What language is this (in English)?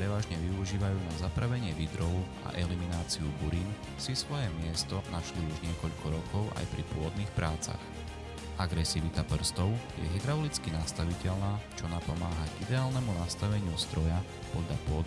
Slovak